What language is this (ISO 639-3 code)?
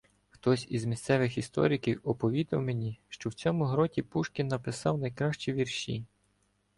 ukr